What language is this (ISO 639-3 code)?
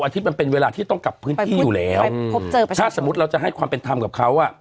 tha